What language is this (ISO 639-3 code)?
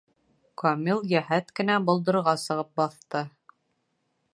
bak